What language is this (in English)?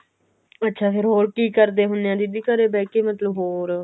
Punjabi